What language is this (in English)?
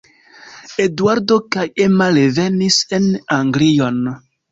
Esperanto